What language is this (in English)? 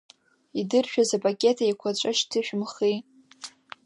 Abkhazian